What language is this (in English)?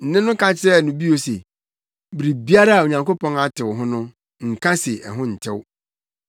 Akan